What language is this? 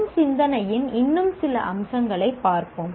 Tamil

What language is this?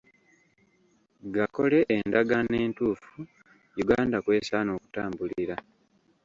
Ganda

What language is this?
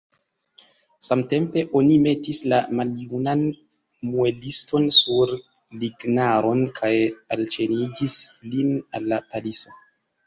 Esperanto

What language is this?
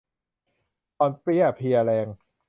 Thai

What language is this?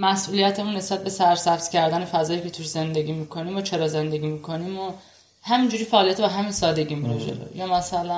Persian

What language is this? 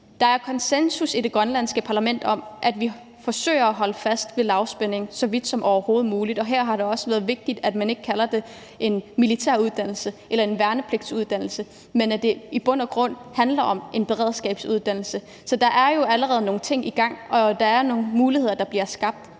Danish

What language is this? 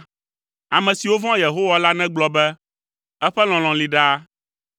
Ewe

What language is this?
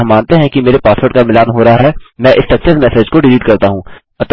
Hindi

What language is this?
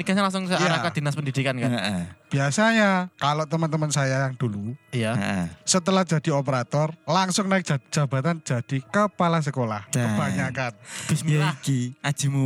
Indonesian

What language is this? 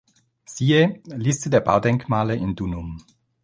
German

